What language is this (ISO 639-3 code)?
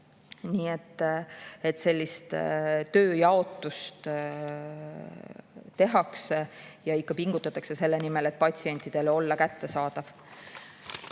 est